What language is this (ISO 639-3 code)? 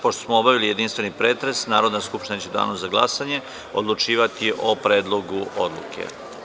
srp